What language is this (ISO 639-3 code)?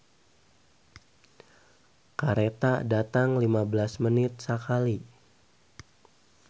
sun